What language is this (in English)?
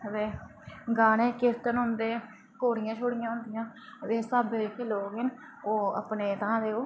Dogri